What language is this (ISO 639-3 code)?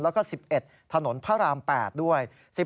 tha